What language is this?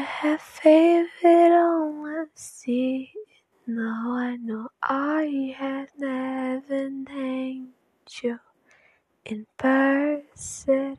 Portuguese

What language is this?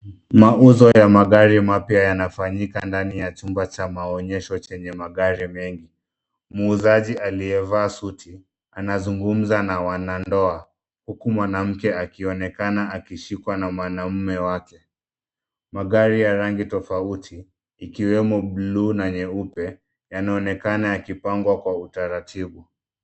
Swahili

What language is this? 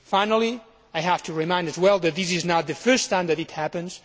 English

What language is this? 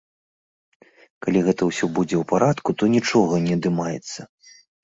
Belarusian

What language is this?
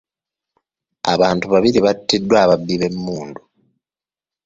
Ganda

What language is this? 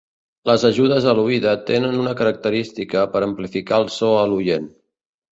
Catalan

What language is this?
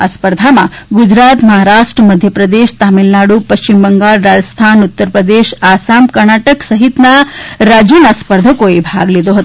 Gujarati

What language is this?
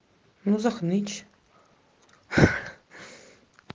Russian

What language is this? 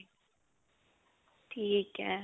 Punjabi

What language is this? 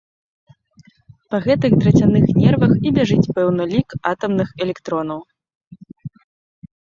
Belarusian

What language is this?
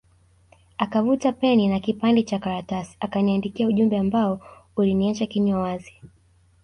Swahili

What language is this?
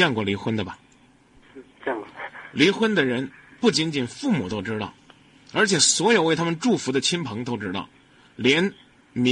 Chinese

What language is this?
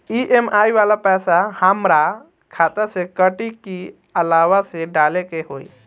Bhojpuri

